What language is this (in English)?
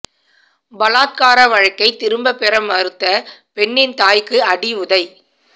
Tamil